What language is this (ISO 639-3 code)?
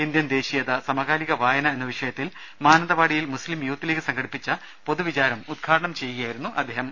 mal